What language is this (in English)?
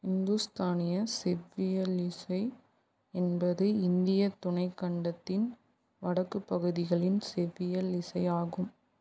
Tamil